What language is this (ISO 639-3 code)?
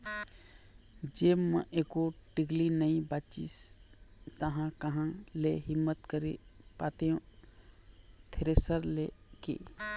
hne